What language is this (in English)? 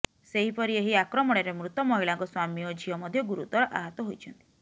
Odia